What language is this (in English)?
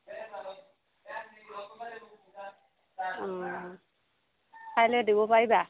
Assamese